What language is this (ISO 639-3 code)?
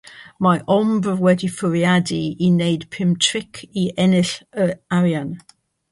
cym